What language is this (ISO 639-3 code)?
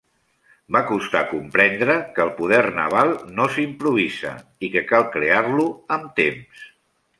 cat